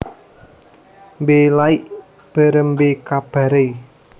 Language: Javanese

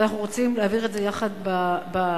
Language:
Hebrew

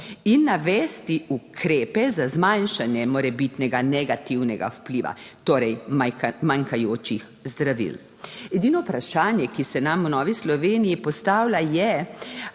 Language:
Slovenian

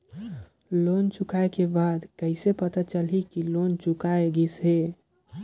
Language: Chhattisgarhi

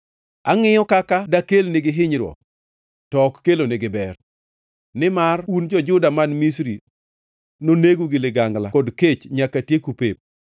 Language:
Luo (Kenya and Tanzania)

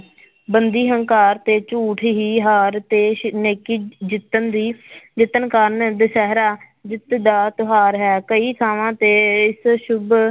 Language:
Punjabi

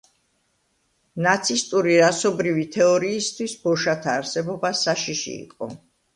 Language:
Georgian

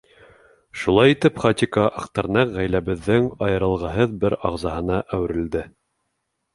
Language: Bashkir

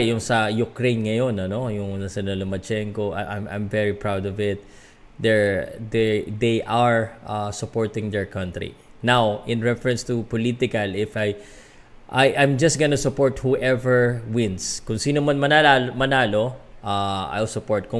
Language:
Filipino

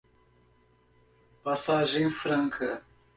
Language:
Portuguese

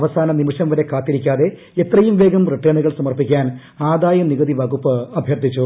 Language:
Malayalam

